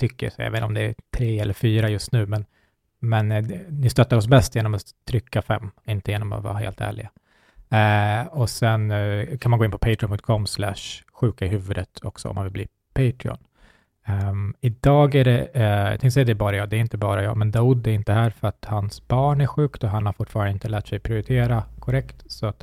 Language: Swedish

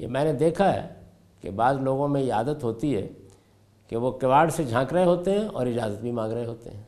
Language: Urdu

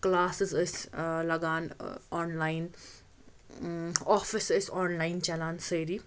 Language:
Kashmiri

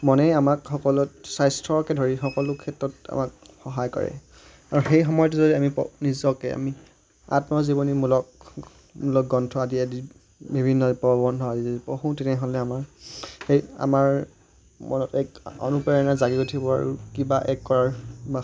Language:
Assamese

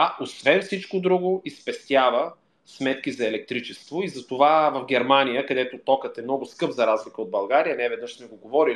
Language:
Bulgarian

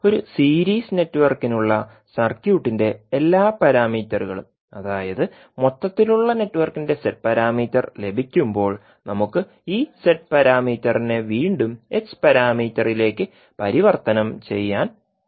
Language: Malayalam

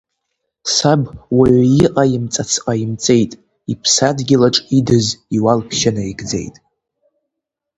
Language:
Abkhazian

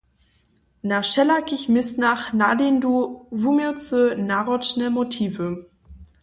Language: Upper Sorbian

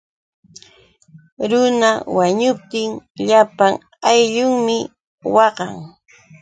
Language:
Yauyos Quechua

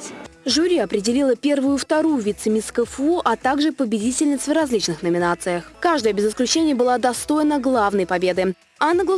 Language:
Russian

